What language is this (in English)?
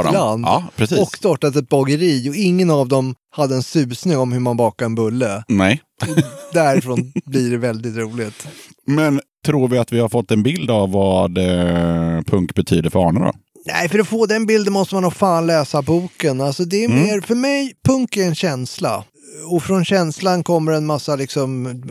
Swedish